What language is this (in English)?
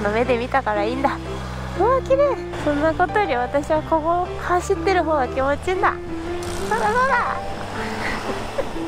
Japanese